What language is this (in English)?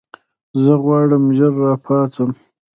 Pashto